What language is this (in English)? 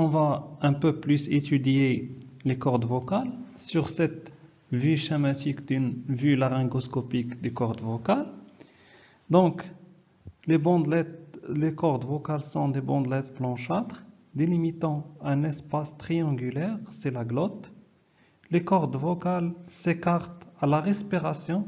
French